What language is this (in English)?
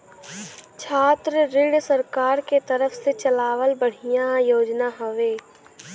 Bhojpuri